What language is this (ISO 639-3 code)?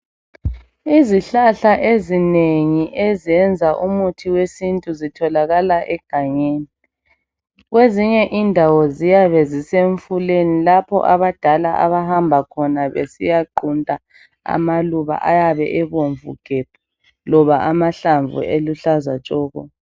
nde